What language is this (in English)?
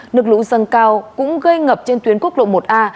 Vietnamese